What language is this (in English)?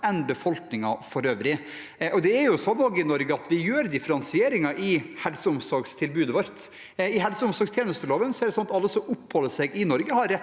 Norwegian